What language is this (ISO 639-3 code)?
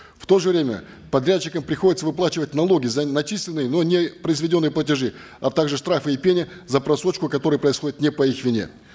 kaz